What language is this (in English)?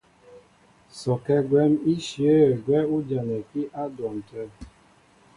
Mbo (Cameroon)